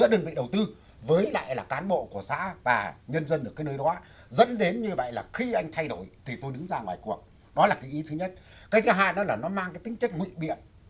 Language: Vietnamese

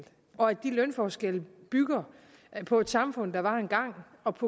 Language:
Danish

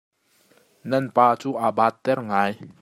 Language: Hakha Chin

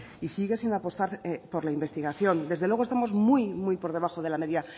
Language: Spanish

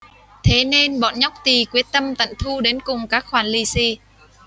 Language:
Vietnamese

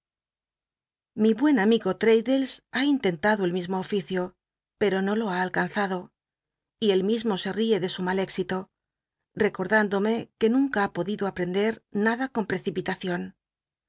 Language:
Spanish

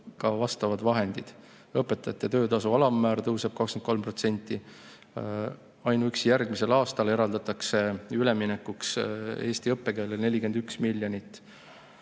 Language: Estonian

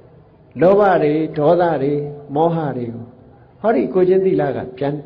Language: Vietnamese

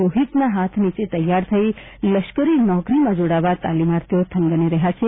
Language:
Gujarati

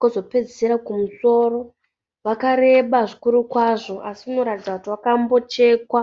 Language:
Shona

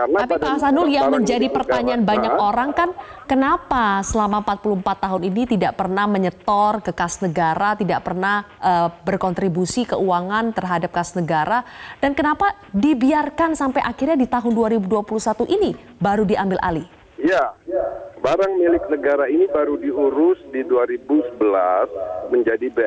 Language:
Indonesian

